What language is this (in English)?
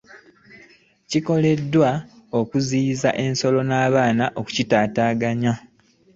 Ganda